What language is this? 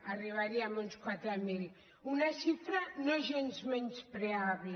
Catalan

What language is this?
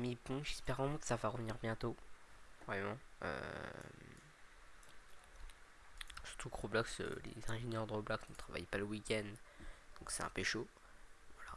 French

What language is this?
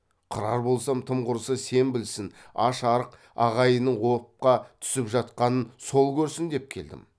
Kazakh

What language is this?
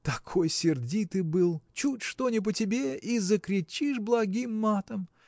Russian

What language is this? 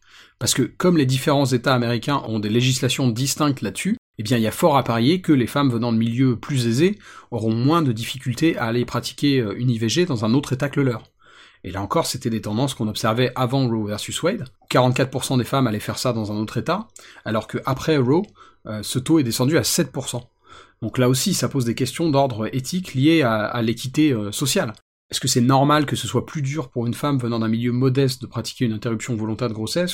French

